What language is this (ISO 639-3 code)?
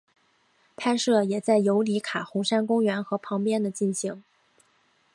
zho